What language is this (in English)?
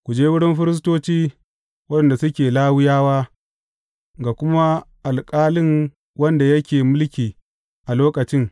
Hausa